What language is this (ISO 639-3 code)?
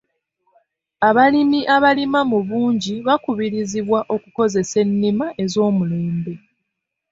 lug